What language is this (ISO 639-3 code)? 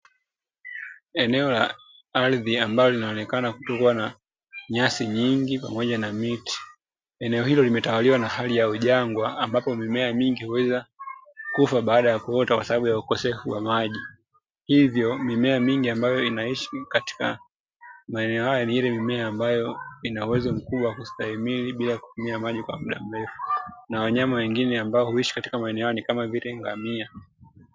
swa